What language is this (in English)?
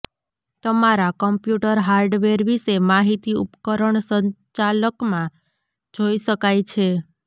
Gujarati